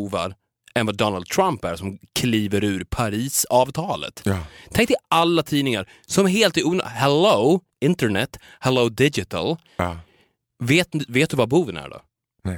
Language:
Swedish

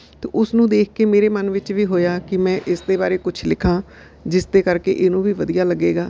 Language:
Punjabi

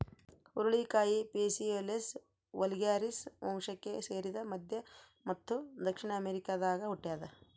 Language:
Kannada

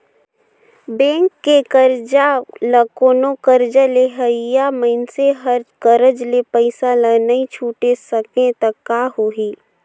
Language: Chhattisgarhi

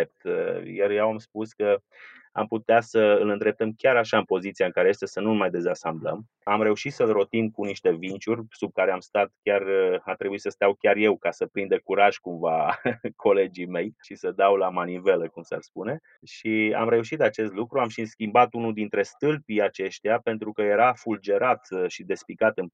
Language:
Romanian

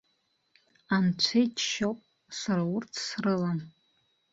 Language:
Abkhazian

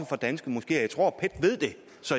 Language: Danish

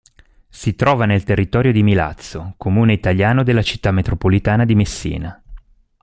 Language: Italian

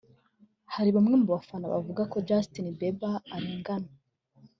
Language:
Kinyarwanda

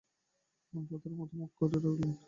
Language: Bangla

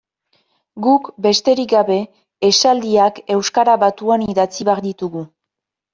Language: Basque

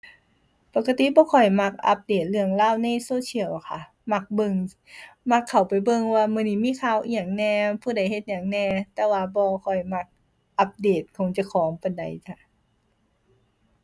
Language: Thai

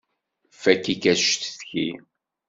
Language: Kabyle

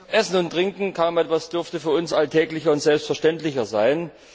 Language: German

